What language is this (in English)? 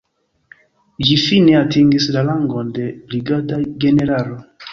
Esperanto